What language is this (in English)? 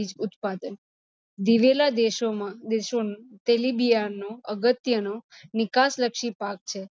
Gujarati